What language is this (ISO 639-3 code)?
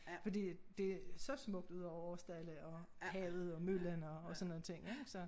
dan